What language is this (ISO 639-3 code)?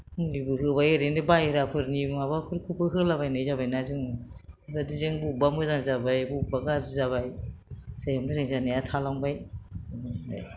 brx